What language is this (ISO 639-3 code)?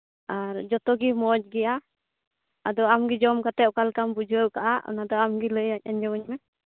sat